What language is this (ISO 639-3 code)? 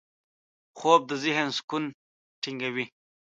pus